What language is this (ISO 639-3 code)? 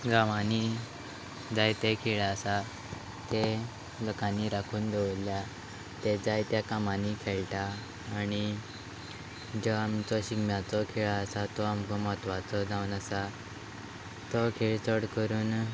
kok